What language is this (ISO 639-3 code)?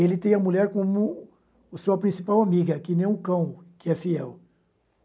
por